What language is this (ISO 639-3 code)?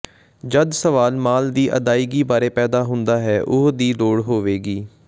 pan